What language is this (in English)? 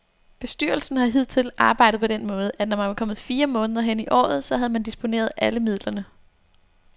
Danish